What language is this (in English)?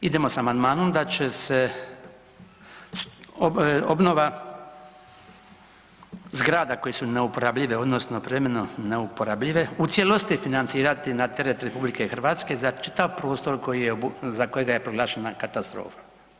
Croatian